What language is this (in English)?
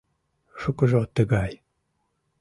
Mari